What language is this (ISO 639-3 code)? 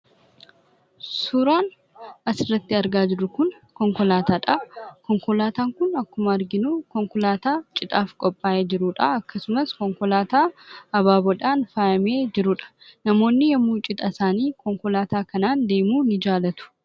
orm